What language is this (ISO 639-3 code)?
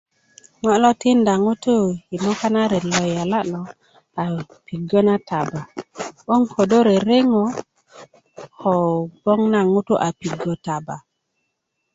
ukv